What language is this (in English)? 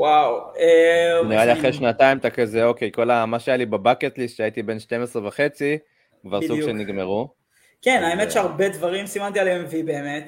Hebrew